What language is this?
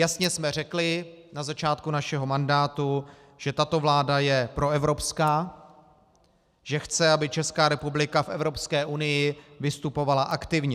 Czech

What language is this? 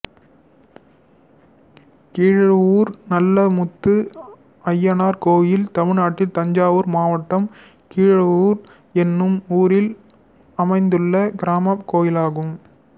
Tamil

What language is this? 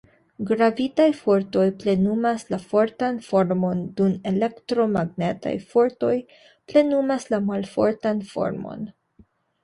Esperanto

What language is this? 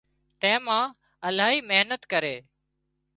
Wadiyara Koli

